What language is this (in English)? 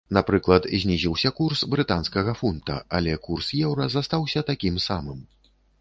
Belarusian